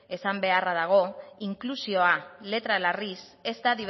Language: Basque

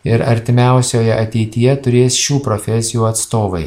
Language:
Lithuanian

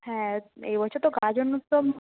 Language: Bangla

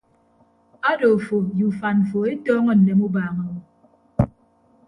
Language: Ibibio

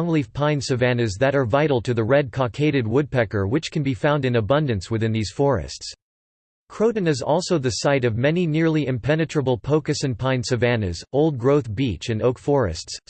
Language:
English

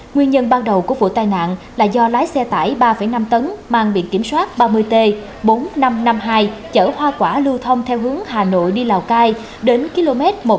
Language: Vietnamese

